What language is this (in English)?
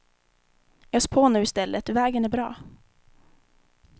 Swedish